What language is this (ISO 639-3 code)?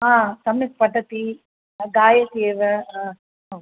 san